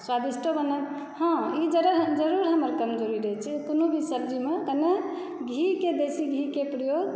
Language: Maithili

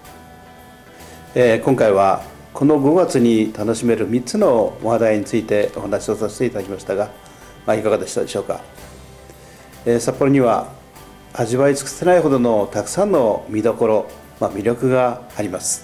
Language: Japanese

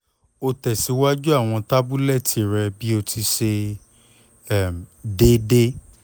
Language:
Yoruba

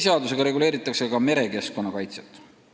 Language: Estonian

